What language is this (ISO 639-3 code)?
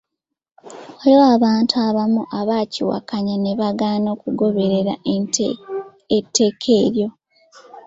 lug